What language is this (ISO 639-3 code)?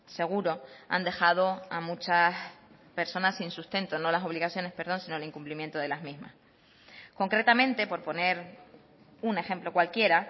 spa